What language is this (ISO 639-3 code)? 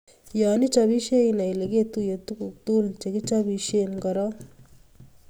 kln